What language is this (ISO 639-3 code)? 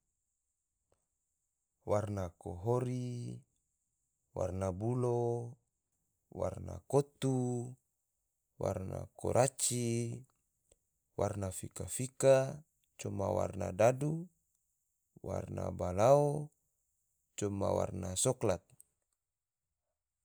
tvo